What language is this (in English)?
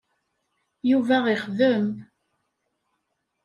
Kabyle